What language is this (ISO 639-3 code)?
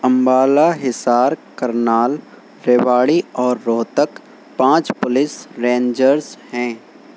urd